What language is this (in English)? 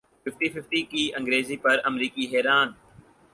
Urdu